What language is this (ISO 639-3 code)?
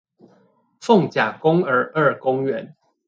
zho